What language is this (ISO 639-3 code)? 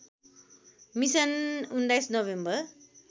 nep